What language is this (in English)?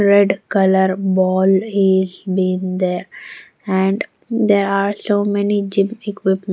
English